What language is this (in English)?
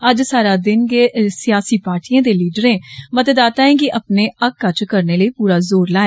Dogri